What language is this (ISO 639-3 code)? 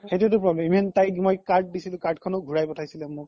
asm